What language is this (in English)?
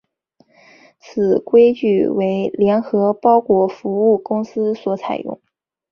Chinese